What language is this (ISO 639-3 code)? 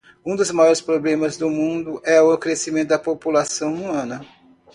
por